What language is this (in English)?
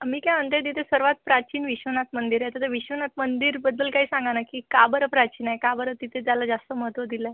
Marathi